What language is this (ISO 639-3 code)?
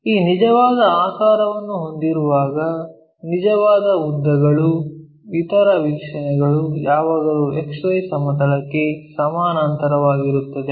kan